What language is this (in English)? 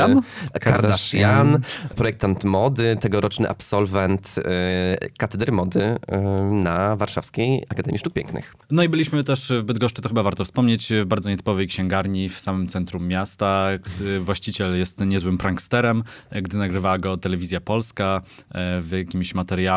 Polish